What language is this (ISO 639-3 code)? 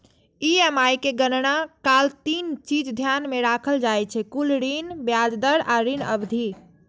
mai